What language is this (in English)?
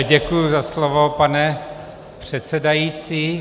Czech